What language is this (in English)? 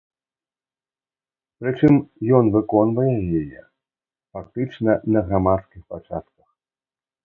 Belarusian